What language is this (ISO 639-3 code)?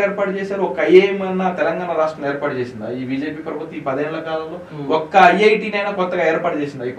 tel